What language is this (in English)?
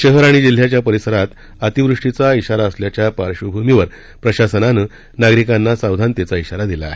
Marathi